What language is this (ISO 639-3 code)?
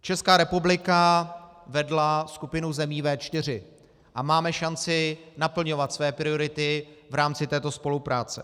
ces